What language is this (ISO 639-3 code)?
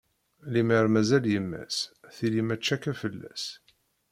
kab